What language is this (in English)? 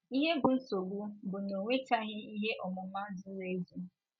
Igbo